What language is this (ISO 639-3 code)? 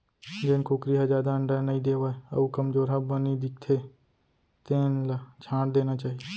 hne